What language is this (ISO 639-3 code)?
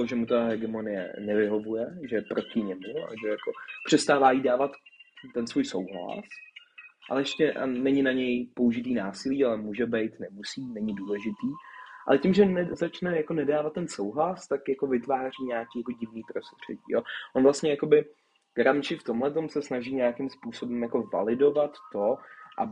ces